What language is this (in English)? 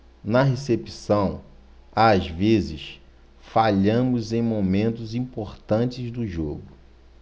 Portuguese